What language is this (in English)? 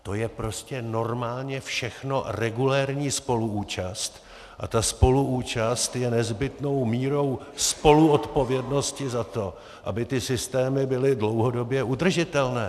Czech